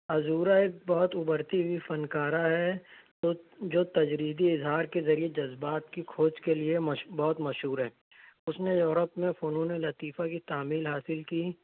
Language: Urdu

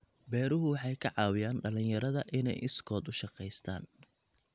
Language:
Somali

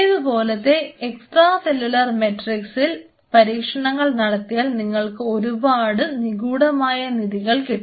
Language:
Malayalam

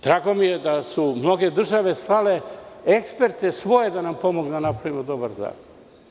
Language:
Serbian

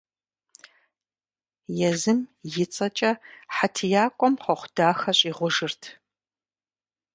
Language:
Kabardian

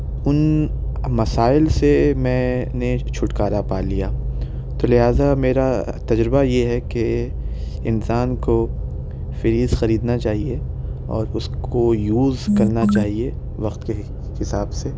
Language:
Urdu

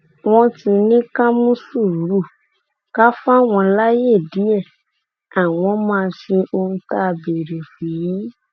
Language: Yoruba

